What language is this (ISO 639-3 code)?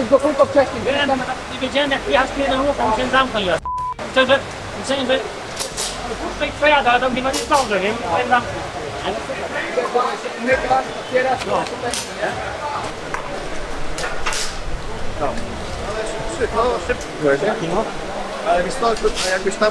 pol